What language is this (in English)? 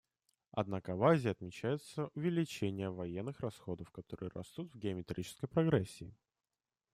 Russian